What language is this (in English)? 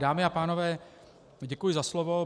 Czech